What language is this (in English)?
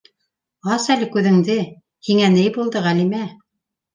Bashkir